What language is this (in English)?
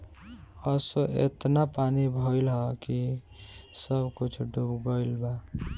Bhojpuri